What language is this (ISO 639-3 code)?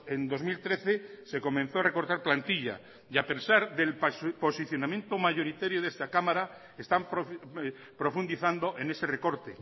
spa